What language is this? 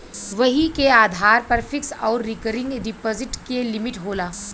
Bhojpuri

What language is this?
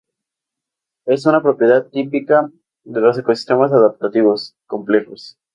Spanish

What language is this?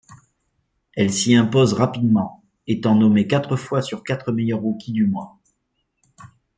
French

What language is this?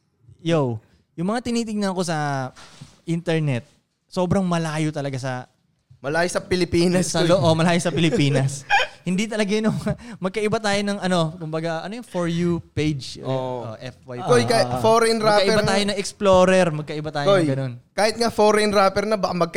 Filipino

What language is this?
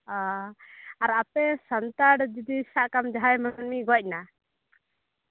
Santali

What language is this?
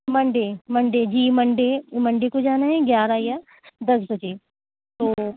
Urdu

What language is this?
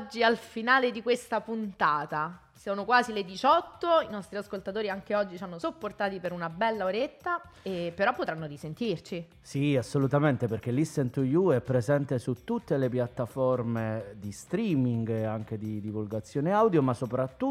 Italian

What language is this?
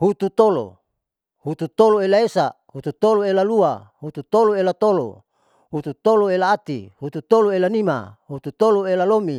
Saleman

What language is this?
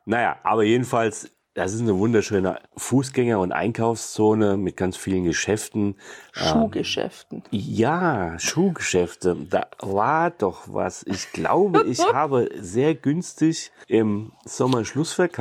German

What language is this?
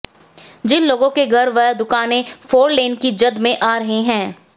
Hindi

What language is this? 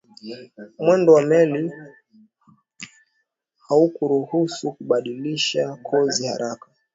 Swahili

